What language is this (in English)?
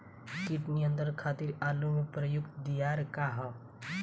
Bhojpuri